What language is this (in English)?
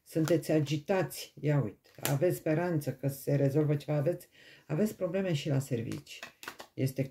Romanian